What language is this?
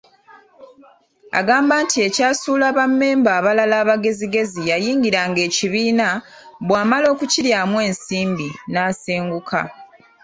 Ganda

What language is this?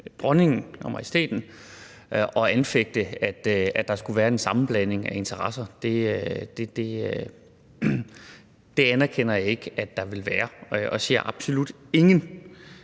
Danish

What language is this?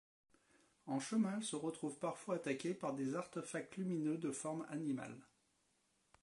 French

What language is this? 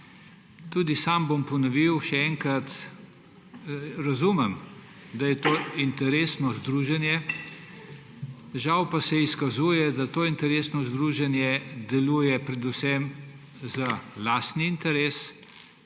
Slovenian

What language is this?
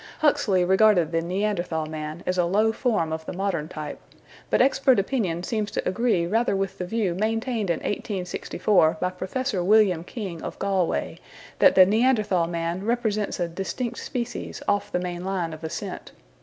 English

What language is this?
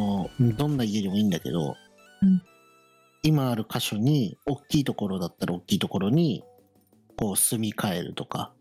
Japanese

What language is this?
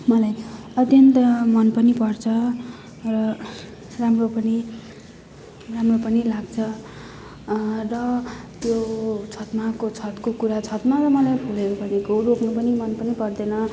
Nepali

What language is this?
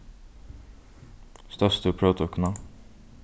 Faroese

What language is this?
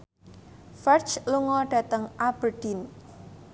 Javanese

